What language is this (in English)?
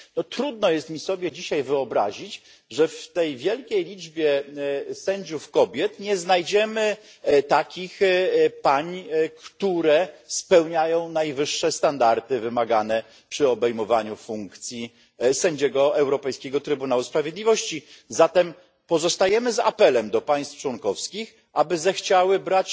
Polish